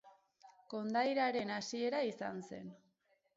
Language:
Basque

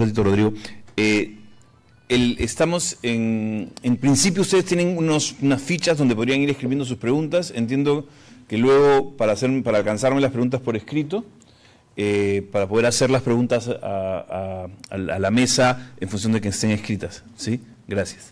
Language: Spanish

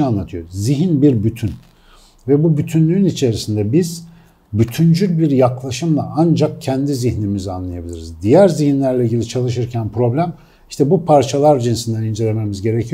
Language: Turkish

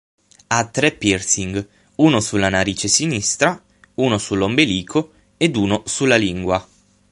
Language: Italian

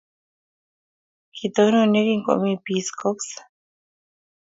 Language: Kalenjin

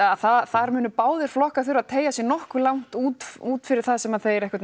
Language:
Icelandic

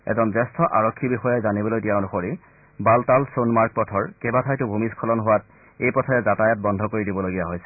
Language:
Assamese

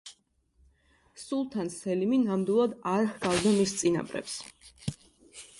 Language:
Georgian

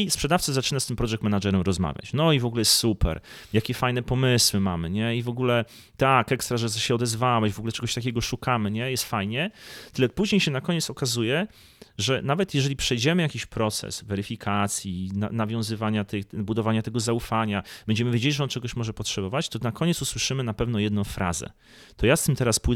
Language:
Polish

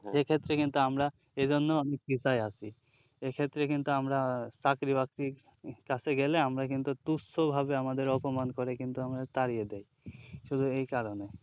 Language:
Bangla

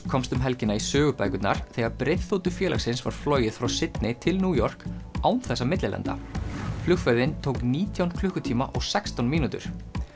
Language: Icelandic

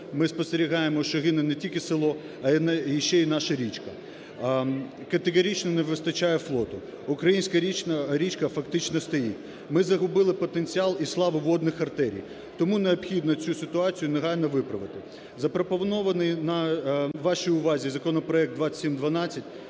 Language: Ukrainian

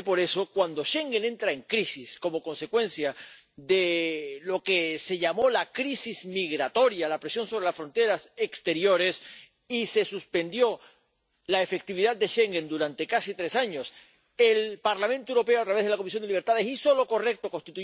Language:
Spanish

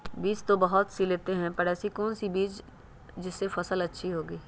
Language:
Magahi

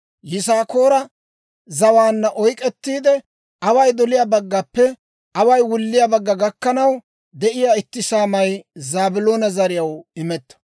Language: Dawro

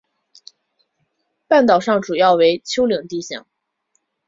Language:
Chinese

